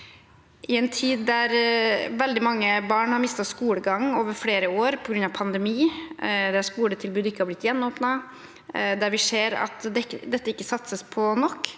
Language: Norwegian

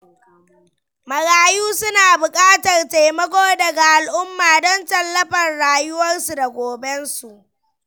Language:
Hausa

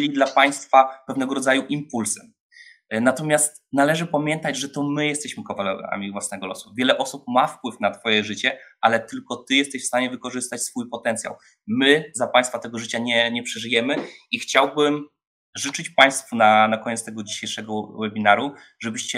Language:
Polish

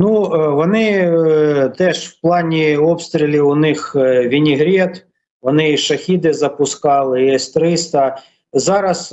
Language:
Ukrainian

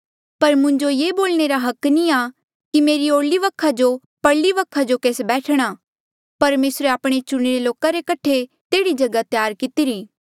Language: Mandeali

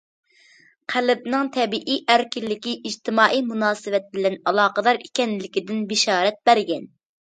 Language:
Uyghur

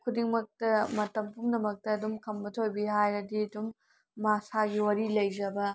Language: Manipuri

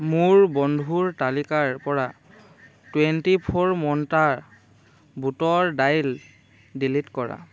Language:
Assamese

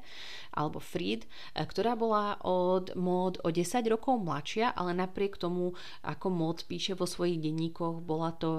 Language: Slovak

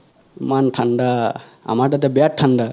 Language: Assamese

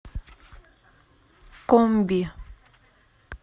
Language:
Russian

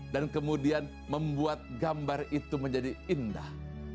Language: Indonesian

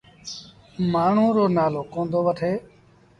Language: Sindhi Bhil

